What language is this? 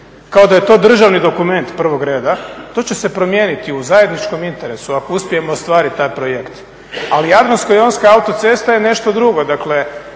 Croatian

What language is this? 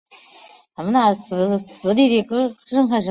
Chinese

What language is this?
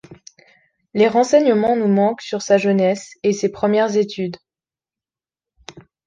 French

